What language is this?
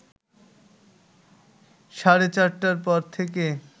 Bangla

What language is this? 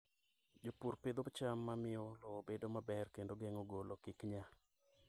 Luo (Kenya and Tanzania)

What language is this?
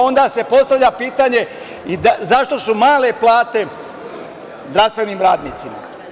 Serbian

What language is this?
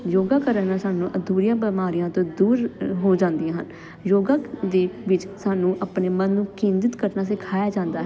Punjabi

